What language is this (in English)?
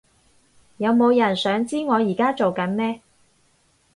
Cantonese